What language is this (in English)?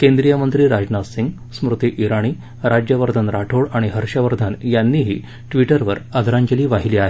Marathi